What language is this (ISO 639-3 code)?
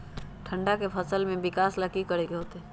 mag